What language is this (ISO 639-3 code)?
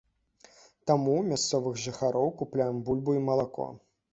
bel